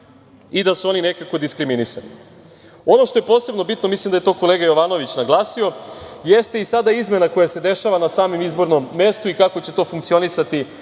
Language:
Serbian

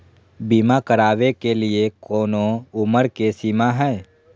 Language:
Magahi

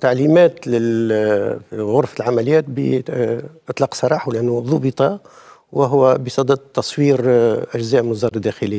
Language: Arabic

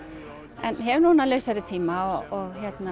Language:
Icelandic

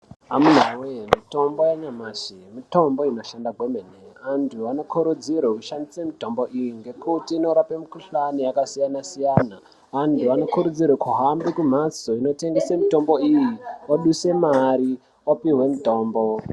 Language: Ndau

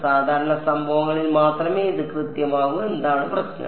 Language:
Malayalam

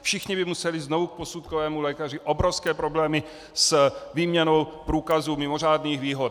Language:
Czech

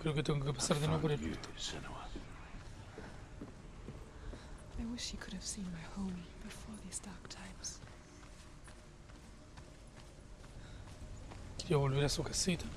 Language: Spanish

